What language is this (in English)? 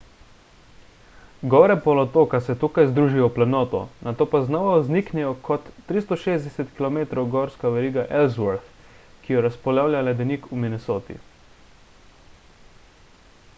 Slovenian